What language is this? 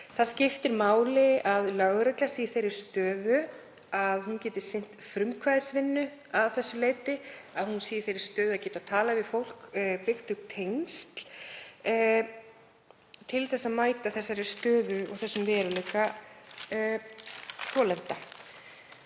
Icelandic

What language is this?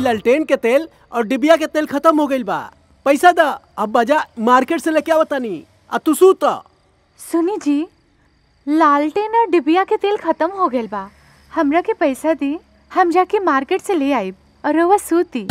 Hindi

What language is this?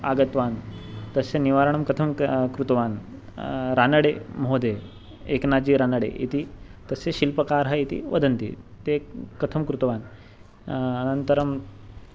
Sanskrit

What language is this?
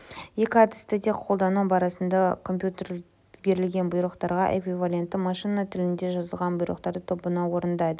Kazakh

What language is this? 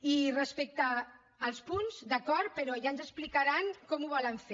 Catalan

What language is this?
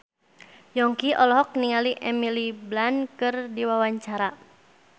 Sundanese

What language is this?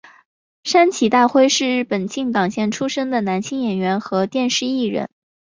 Chinese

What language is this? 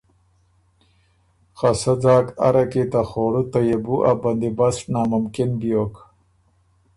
Ormuri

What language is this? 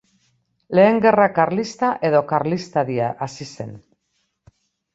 Basque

